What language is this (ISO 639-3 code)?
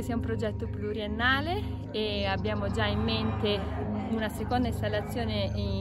ita